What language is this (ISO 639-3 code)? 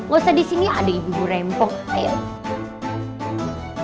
ind